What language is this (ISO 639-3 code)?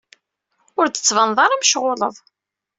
kab